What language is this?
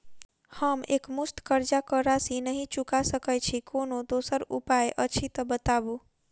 Maithili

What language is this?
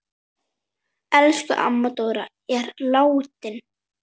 Icelandic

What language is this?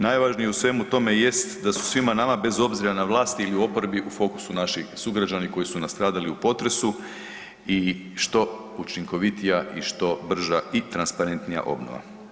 Croatian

